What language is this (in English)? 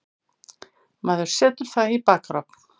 Icelandic